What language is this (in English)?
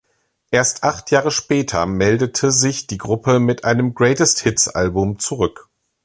German